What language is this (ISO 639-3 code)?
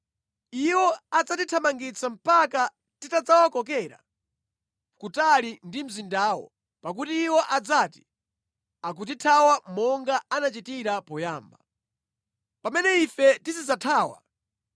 nya